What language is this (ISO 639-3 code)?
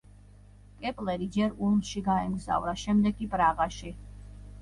kat